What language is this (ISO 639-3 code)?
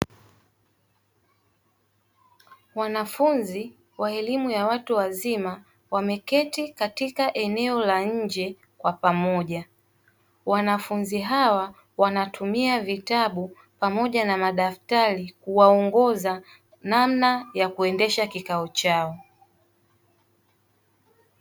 swa